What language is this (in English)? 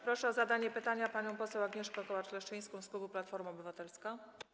Polish